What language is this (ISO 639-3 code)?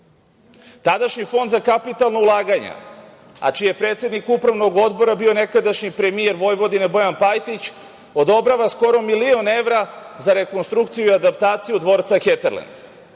srp